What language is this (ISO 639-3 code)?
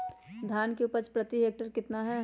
mag